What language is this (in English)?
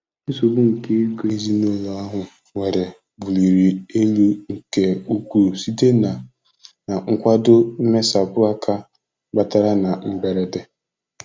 Igbo